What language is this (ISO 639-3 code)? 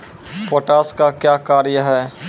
mai